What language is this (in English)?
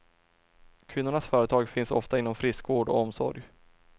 Swedish